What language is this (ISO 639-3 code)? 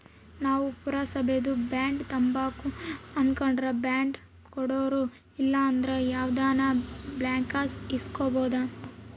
kan